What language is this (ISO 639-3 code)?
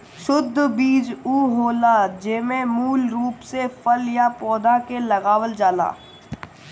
bho